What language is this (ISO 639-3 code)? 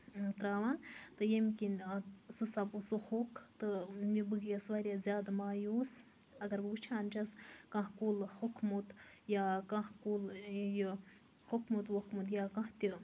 kas